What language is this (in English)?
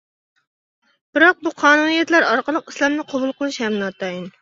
Uyghur